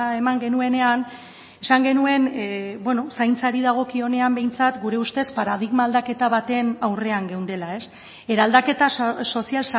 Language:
Basque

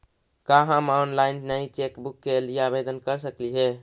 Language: Magahi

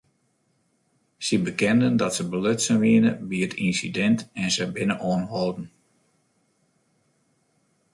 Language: Western Frisian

